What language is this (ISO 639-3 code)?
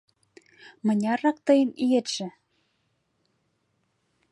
chm